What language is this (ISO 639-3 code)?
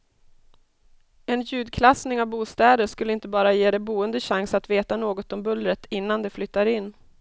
swe